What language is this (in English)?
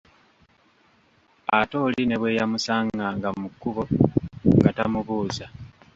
Ganda